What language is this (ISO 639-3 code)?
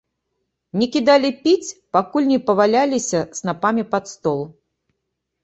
bel